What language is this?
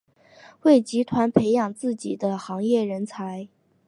Chinese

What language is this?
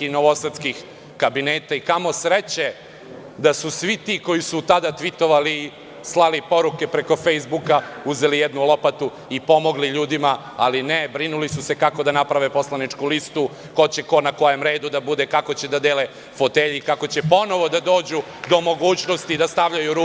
Serbian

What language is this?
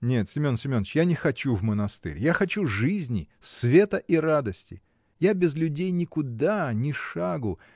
Russian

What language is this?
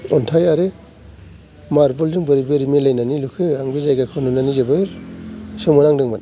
Bodo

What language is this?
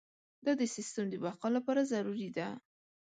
Pashto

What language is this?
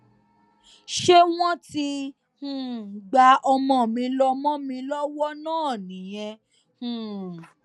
Yoruba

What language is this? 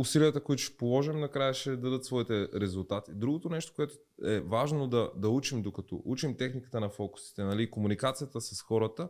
Bulgarian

